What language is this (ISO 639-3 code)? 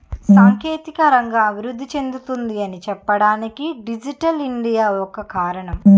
tel